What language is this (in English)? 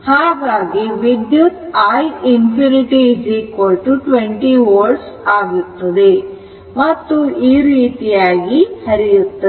Kannada